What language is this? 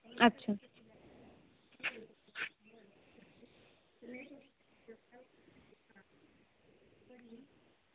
Dogri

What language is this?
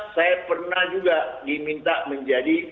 Indonesian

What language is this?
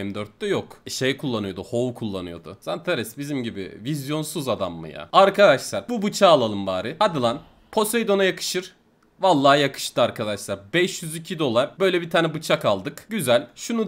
Turkish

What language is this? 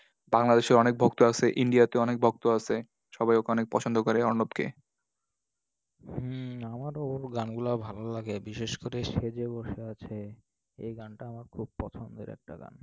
Bangla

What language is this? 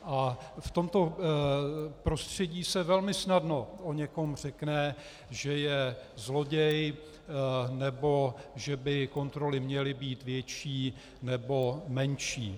Czech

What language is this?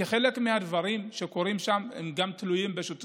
Hebrew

